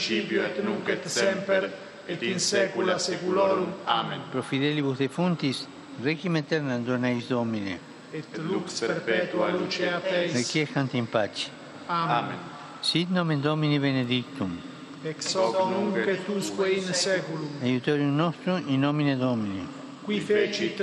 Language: Slovak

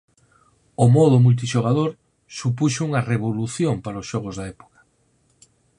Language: Galician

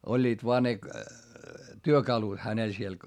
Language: Finnish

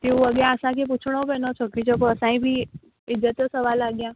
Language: Sindhi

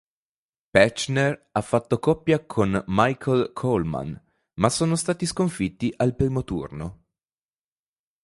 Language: Italian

